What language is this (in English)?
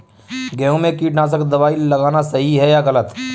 Hindi